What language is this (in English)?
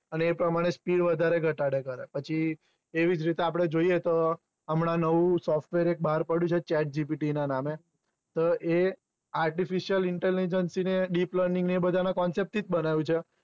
Gujarati